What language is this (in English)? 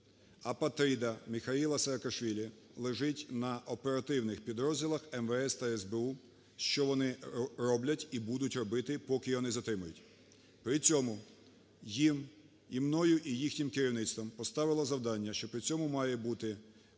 Ukrainian